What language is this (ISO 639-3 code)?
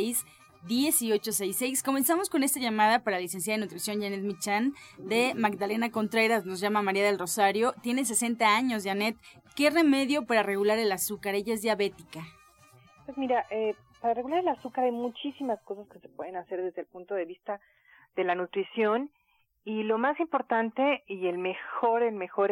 spa